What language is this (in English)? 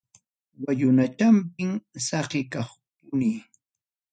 Ayacucho Quechua